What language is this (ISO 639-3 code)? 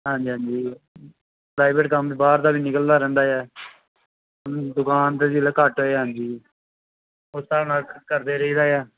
pan